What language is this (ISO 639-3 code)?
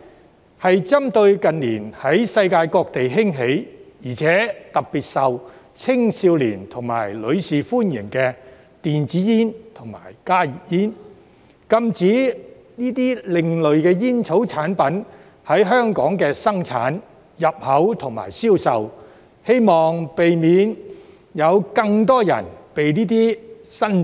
yue